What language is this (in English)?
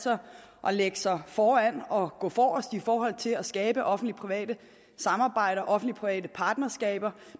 Danish